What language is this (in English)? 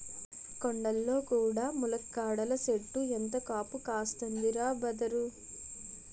Telugu